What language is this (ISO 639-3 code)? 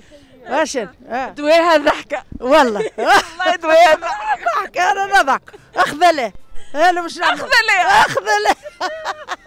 ara